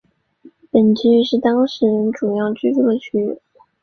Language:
Chinese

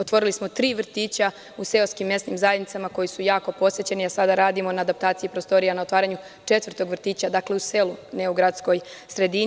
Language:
Serbian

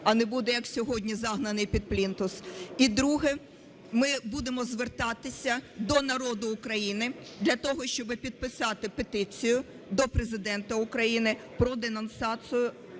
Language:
Ukrainian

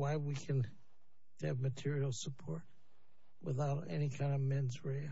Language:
English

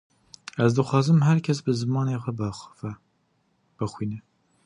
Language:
Kurdish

